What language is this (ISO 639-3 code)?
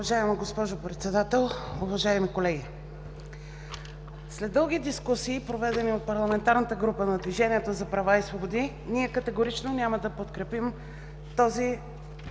bul